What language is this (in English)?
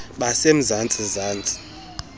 Xhosa